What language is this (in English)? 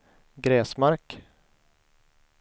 Swedish